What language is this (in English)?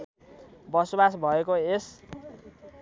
Nepali